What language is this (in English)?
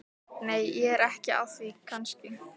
Icelandic